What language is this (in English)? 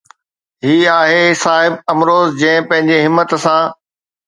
Sindhi